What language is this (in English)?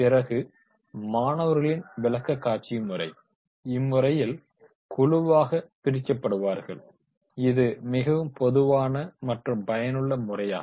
Tamil